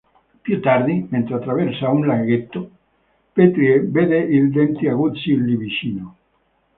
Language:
Italian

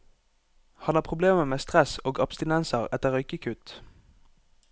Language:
Norwegian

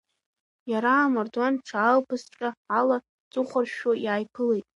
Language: Abkhazian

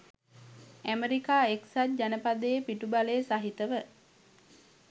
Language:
Sinhala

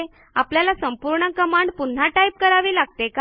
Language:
Marathi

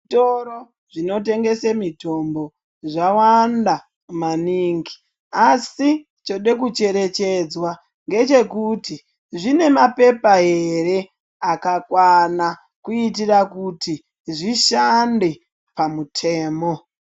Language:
Ndau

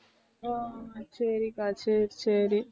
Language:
Tamil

